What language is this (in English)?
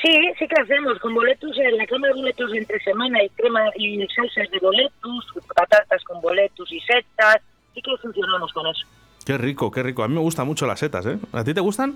Spanish